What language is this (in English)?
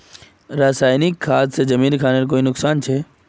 Magahi